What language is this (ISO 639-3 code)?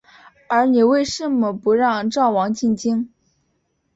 zho